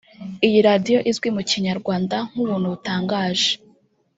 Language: Kinyarwanda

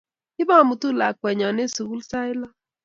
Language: Kalenjin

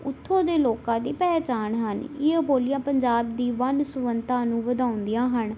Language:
Punjabi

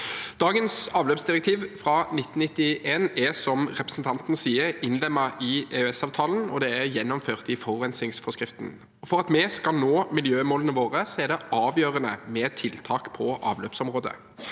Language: Norwegian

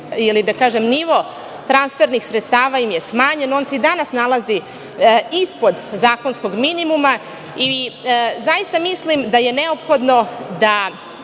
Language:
Serbian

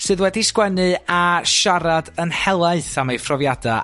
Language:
Welsh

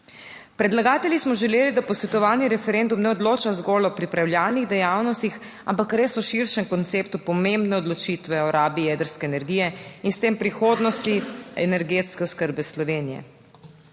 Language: Slovenian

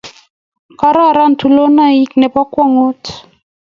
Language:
Kalenjin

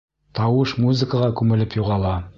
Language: Bashkir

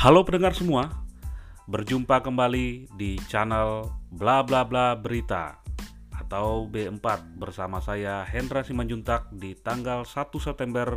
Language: Indonesian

